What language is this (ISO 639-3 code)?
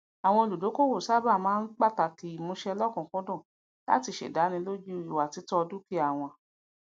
yor